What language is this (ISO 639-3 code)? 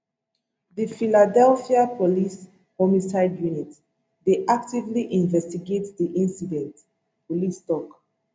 pcm